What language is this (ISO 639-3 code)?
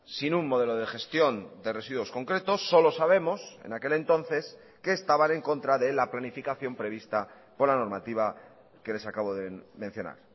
spa